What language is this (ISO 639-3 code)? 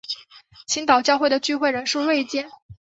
zho